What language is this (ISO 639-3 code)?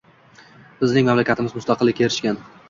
uzb